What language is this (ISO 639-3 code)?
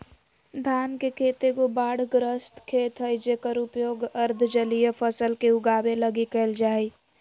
mag